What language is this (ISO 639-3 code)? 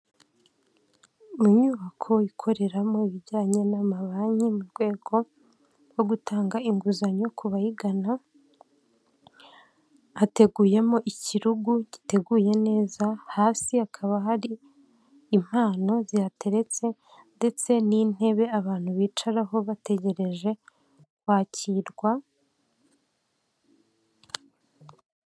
kin